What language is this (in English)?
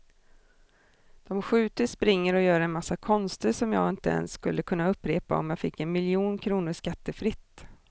Swedish